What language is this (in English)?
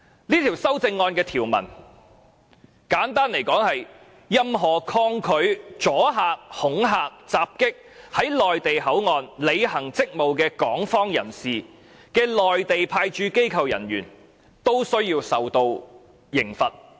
Cantonese